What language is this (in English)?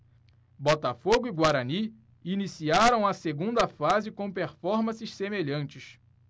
Portuguese